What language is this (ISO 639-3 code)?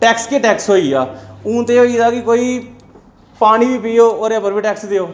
doi